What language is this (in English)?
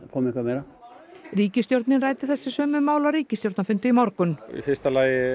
Icelandic